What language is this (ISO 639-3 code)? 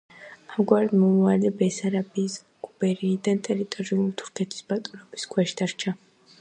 kat